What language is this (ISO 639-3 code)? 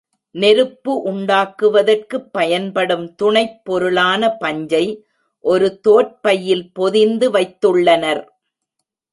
tam